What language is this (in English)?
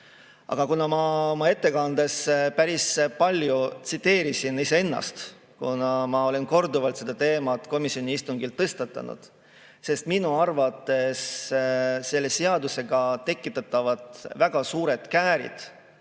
Estonian